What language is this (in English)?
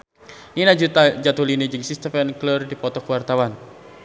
Sundanese